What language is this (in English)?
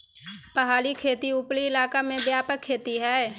Magahi